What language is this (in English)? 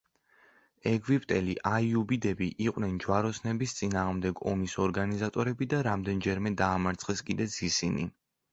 Georgian